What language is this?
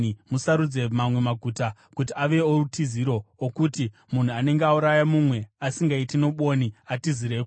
Shona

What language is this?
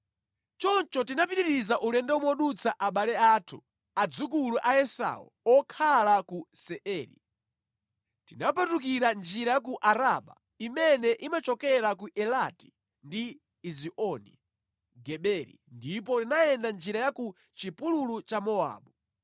Nyanja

